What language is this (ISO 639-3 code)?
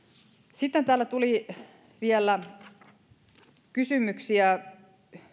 fin